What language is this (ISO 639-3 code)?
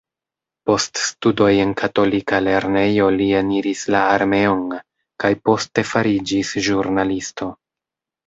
epo